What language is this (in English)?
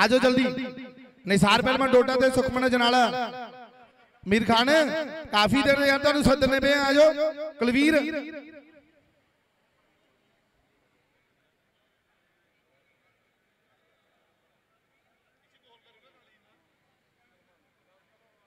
Hindi